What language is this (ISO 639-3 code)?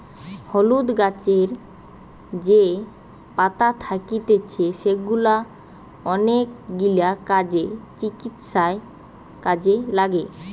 ben